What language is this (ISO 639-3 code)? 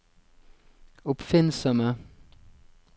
nor